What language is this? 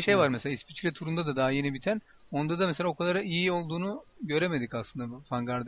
Turkish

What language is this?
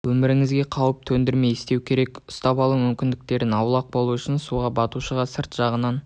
Kazakh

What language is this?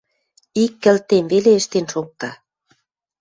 Western Mari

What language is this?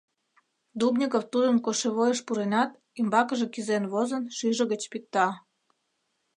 Mari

